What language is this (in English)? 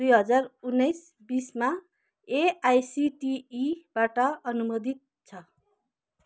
Nepali